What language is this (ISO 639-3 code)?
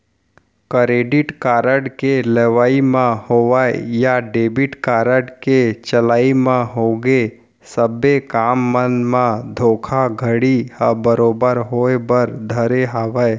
hne